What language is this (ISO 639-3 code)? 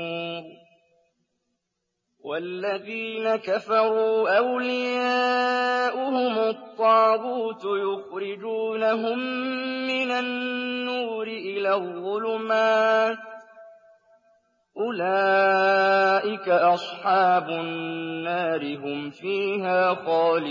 ara